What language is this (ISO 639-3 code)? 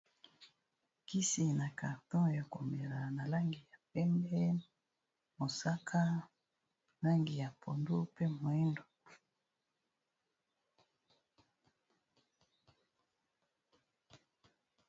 lin